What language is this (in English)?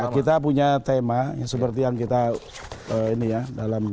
Indonesian